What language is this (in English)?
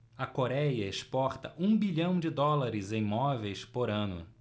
Portuguese